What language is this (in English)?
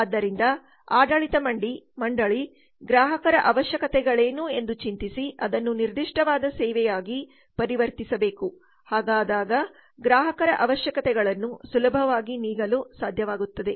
Kannada